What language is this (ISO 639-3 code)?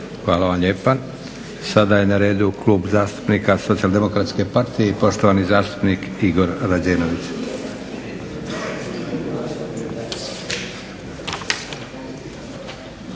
hrv